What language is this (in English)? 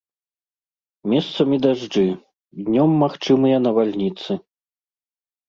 Belarusian